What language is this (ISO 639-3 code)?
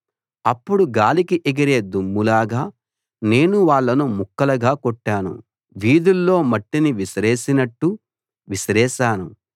tel